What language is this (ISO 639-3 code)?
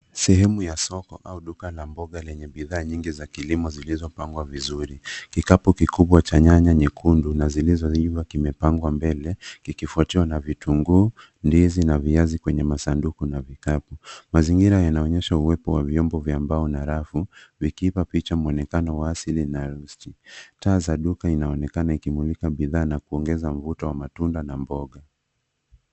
swa